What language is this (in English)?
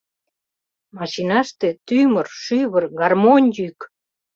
Mari